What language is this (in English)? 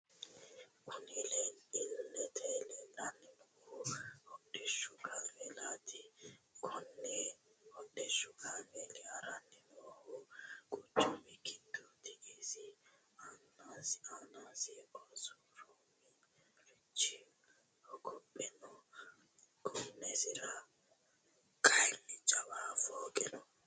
Sidamo